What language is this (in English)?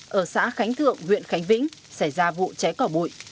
Vietnamese